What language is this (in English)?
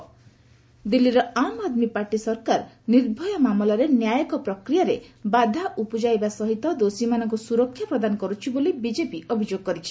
Odia